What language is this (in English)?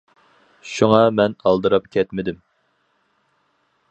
Uyghur